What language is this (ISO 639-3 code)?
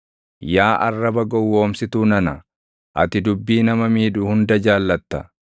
orm